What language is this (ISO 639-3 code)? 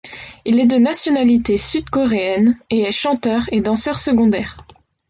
fra